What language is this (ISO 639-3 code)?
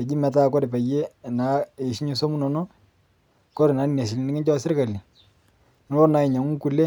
mas